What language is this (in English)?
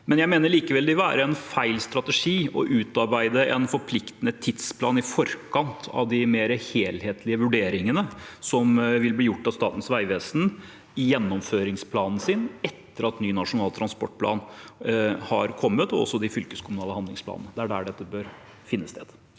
Norwegian